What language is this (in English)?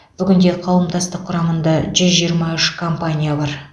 Kazakh